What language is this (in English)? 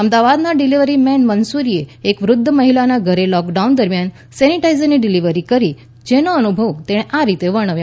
Gujarati